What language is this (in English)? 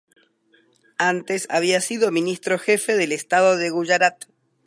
Spanish